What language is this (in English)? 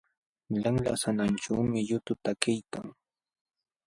Jauja Wanca Quechua